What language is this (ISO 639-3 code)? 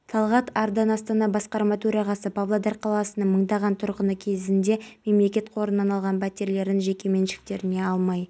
kaz